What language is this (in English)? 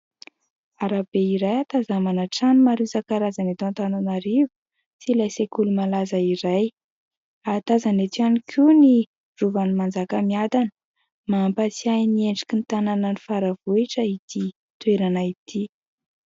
Malagasy